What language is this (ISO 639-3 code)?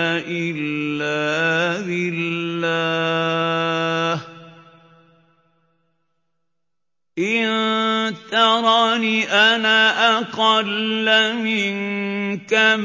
ara